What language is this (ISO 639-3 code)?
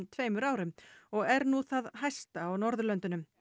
isl